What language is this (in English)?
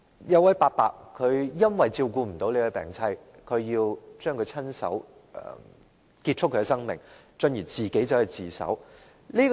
Cantonese